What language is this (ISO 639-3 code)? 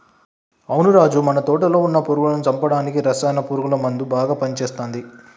tel